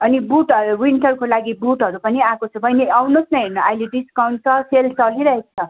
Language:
Nepali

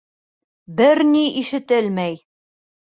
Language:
Bashkir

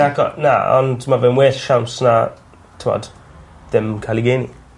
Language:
Welsh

